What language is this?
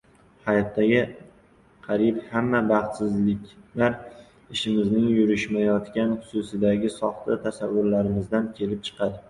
Uzbek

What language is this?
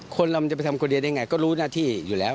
Thai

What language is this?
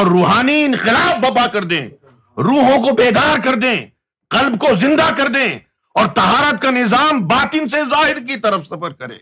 Urdu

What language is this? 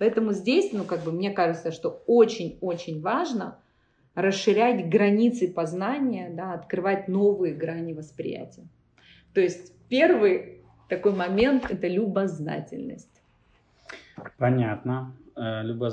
Russian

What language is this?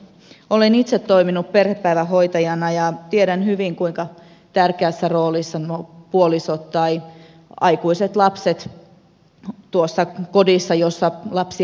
Finnish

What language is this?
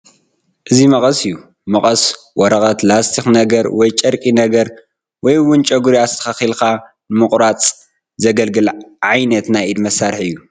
Tigrinya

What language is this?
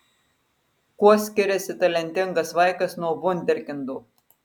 Lithuanian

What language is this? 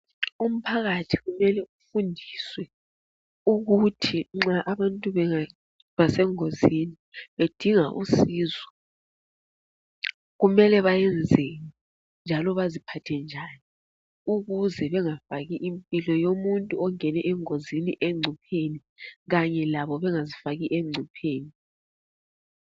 North Ndebele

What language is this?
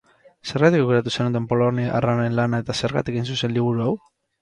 Basque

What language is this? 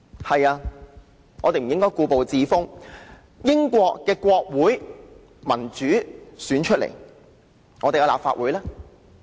Cantonese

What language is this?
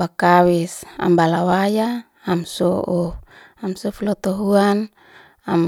Liana-Seti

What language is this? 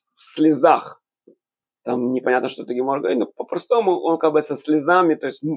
Russian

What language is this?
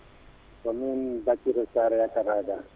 Fula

